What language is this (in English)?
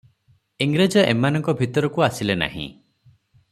Odia